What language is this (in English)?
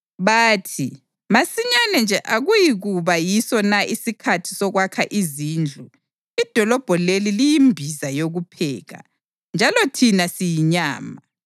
North Ndebele